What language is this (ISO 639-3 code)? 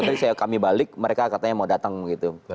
ind